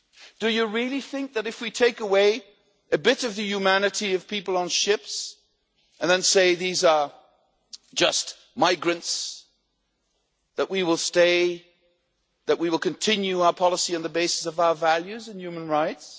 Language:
English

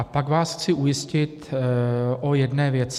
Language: Czech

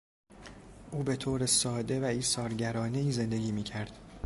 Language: Persian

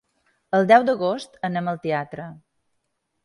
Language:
Catalan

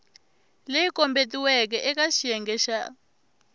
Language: Tsonga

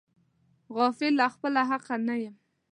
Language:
Pashto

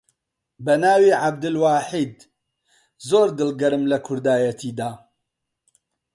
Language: Central Kurdish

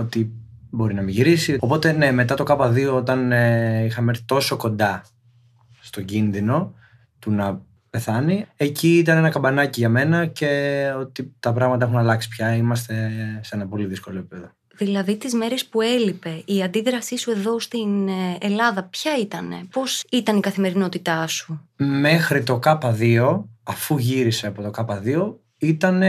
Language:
Greek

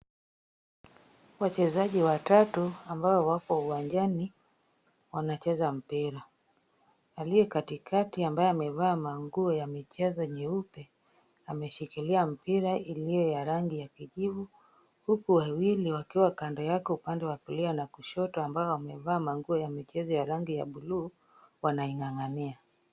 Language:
Swahili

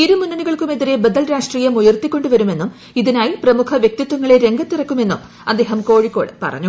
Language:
Malayalam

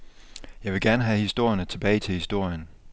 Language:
Danish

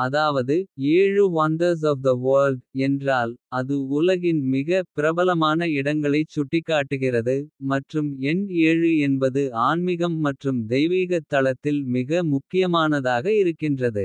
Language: Kota (India)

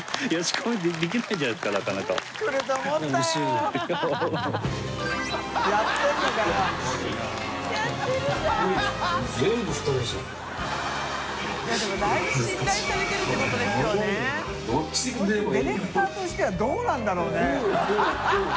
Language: Japanese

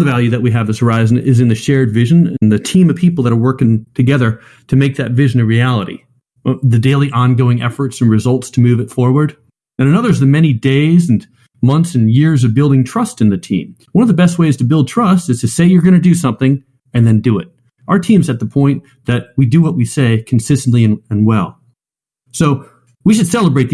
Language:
English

